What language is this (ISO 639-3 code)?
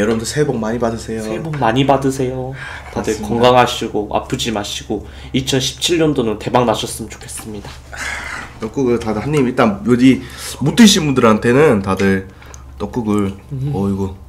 kor